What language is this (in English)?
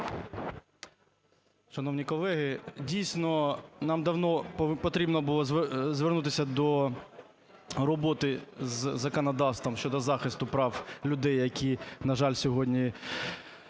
Ukrainian